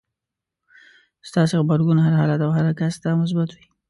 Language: Pashto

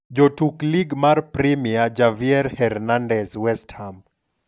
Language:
Luo (Kenya and Tanzania)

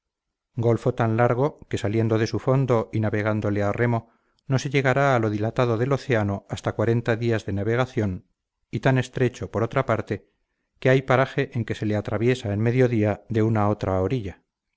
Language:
Spanish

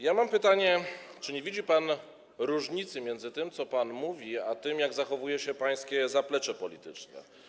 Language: Polish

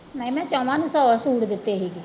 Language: Punjabi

